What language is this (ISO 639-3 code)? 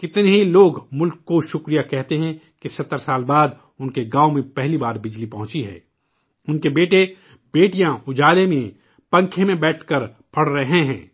urd